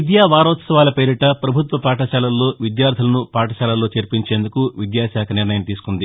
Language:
Telugu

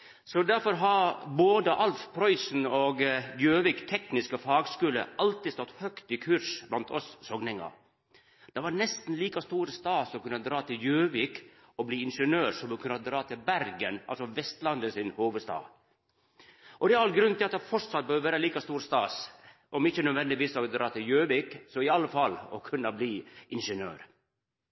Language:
Norwegian Nynorsk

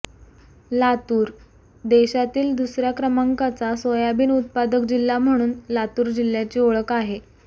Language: Marathi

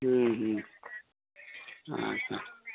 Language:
Santali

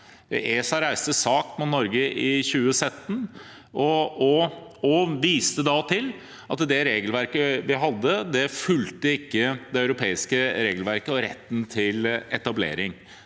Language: Norwegian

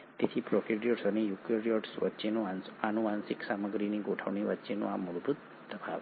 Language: Gujarati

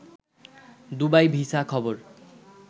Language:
Bangla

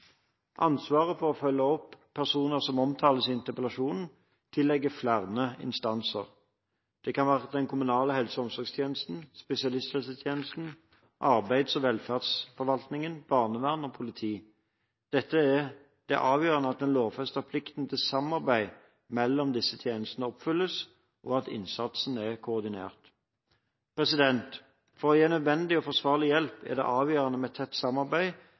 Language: Norwegian Bokmål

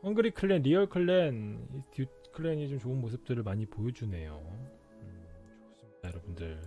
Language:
Korean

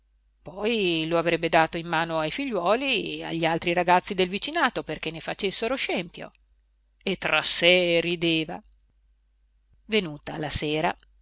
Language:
Italian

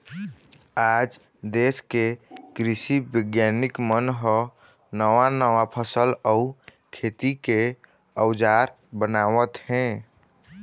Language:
Chhattisgarhi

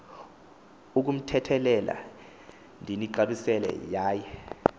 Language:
Xhosa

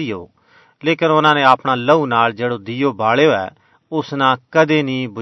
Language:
Urdu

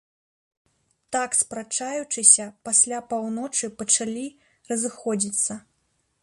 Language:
Belarusian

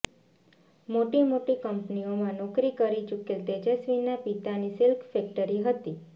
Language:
Gujarati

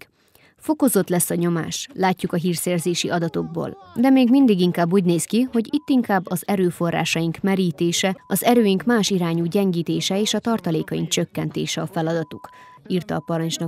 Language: Hungarian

